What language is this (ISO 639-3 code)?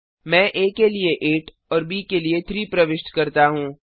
hin